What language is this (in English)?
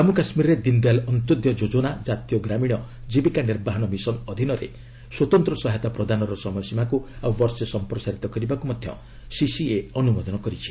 Odia